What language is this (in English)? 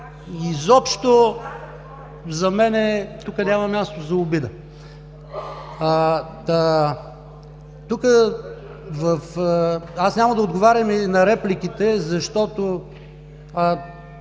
Bulgarian